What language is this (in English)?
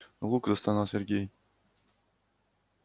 Russian